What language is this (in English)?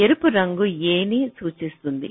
Telugu